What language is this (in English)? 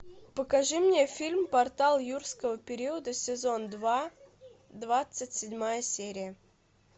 Russian